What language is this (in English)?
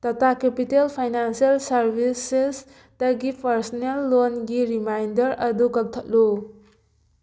Manipuri